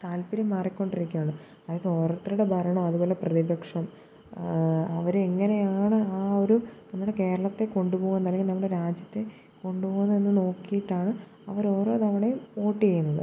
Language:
Malayalam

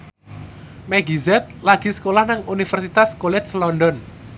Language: Javanese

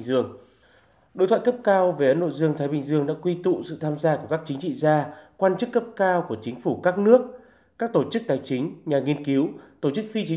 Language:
Vietnamese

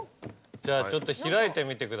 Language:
Japanese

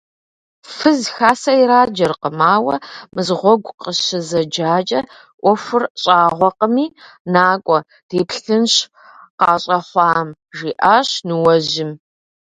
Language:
Kabardian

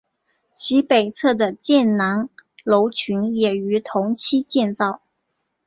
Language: Chinese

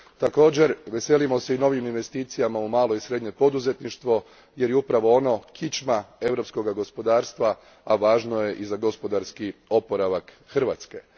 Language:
Croatian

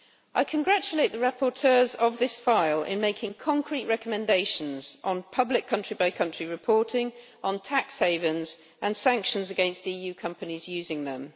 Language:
English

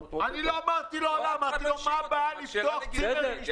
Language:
Hebrew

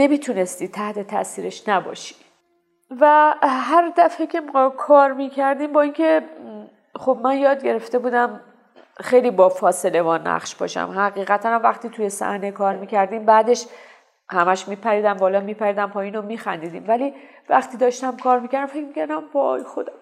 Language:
Persian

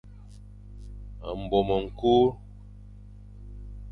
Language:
Fang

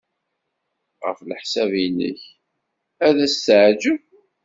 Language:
Kabyle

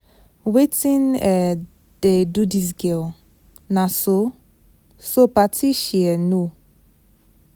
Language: Nigerian Pidgin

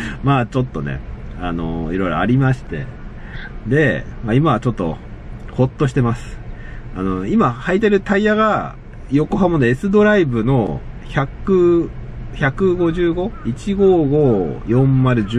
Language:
Japanese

